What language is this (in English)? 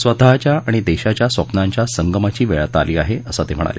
Marathi